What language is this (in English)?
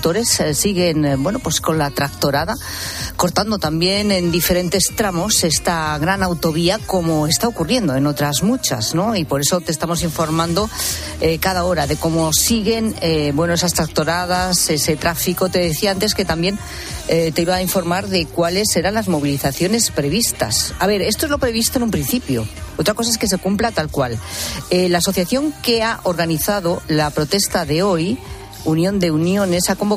Spanish